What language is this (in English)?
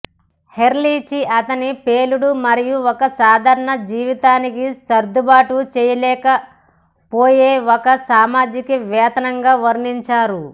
Telugu